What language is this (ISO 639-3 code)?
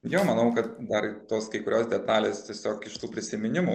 lit